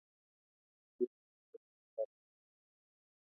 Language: Kalenjin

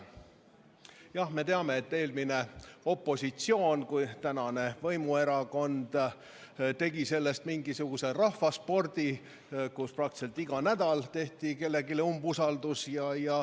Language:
Estonian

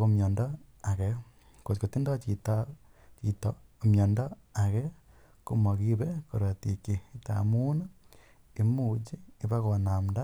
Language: Kalenjin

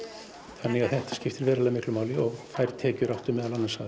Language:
Icelandic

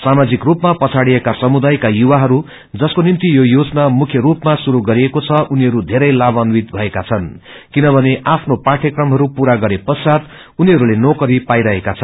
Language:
Nepali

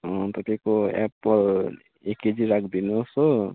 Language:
Nepali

